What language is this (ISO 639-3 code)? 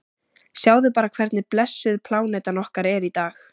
isl